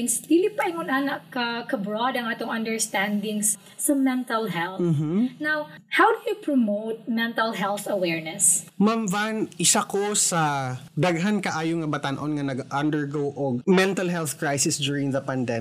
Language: Filipino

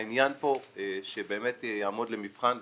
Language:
Hebrew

